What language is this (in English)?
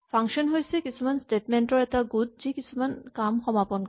Assamese